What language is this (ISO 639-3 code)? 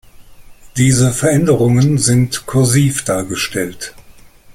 deu